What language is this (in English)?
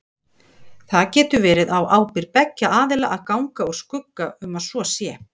Icelandic